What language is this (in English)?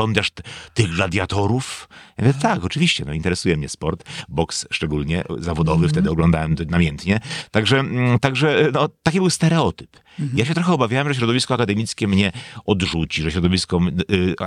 Polish